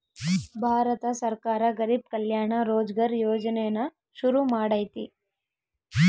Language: Kannada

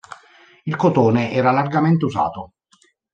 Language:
Italian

